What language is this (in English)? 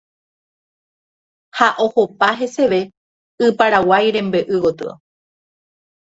Guarani